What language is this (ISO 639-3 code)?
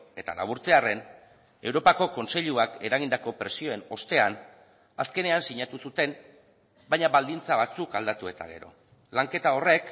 eus